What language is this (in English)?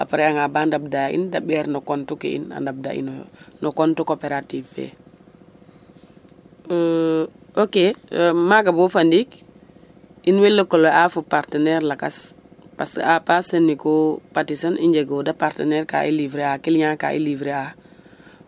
Serer